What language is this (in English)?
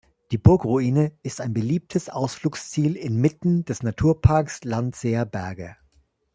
German